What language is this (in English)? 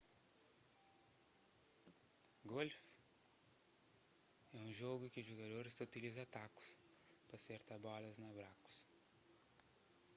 Kabuverdianu